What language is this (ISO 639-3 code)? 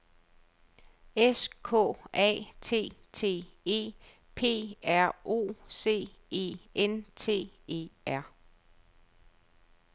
dan